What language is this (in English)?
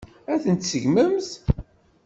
Kabyle